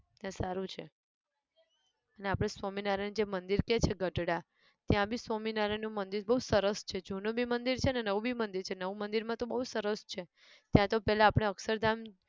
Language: Gujarati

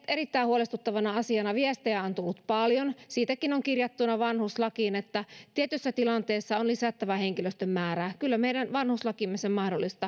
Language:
Finnish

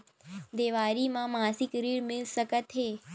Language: Chhattisgarhi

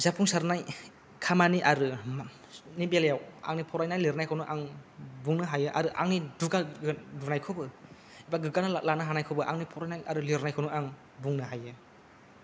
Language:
Bodo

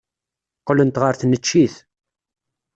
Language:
Kabyle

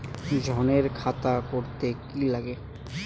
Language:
Bangla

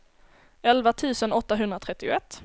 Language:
Swedish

